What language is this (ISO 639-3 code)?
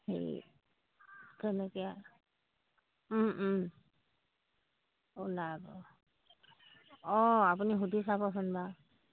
asm